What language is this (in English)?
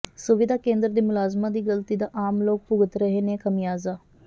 Punjabi